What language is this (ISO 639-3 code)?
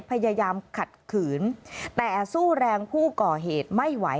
tha